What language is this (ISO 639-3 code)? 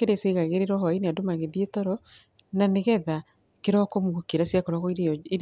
kik